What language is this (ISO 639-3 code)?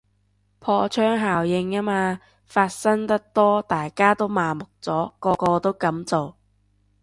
yue